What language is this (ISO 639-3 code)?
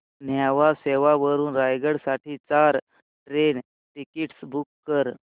mar